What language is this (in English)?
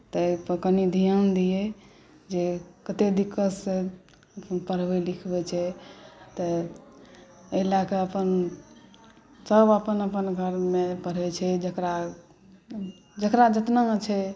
Maithili